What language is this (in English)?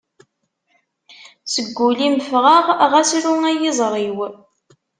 Kabyle